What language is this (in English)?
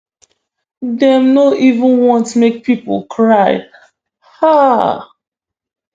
Nigerian Pidgin